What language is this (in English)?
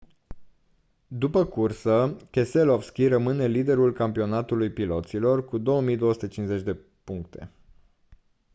Romanian